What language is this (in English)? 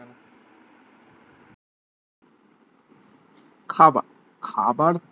Bangla